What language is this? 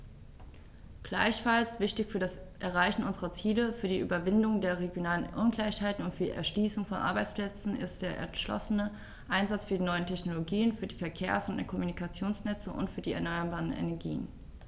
German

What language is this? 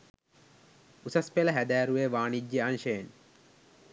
Sinhala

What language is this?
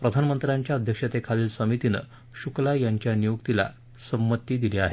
Marathi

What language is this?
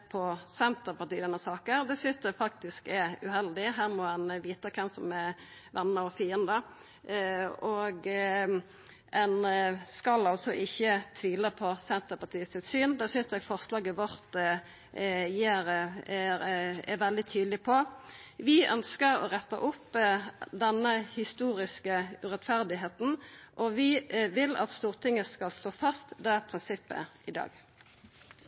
Norwegian Nynorsk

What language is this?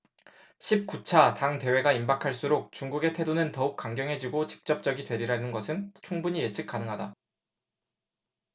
Korean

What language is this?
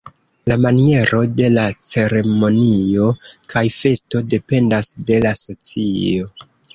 Esperanto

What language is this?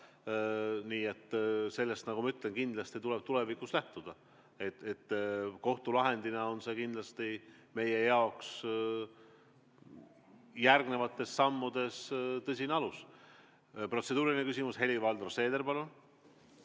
Estonian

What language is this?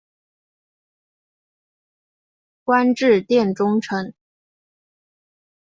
Chinese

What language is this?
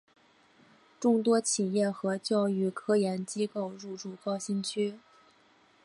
Chinese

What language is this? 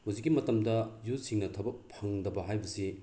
Manipuri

